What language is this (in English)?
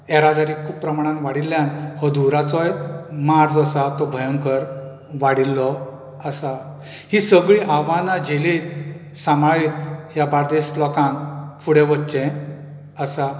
Konkani